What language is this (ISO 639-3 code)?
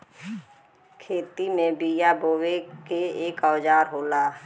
bho